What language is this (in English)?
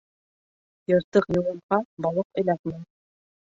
Bashkir